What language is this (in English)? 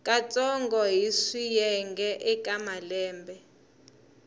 Tsonga